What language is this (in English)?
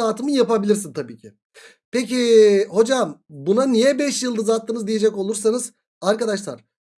Turkish